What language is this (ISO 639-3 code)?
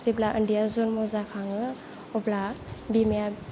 brx